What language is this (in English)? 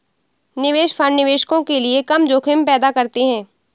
Hindi